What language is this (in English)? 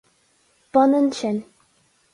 Irish